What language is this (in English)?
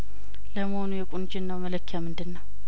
Amharic